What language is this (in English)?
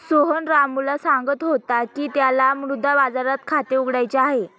Marathi